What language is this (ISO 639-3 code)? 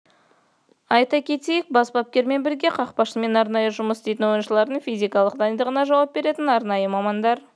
kaz